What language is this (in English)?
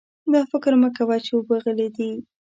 Pashto